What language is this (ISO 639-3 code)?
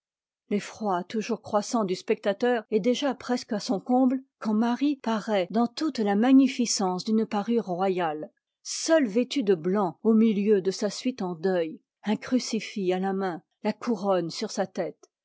fra